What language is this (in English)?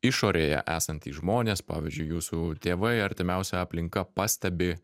Lithuanian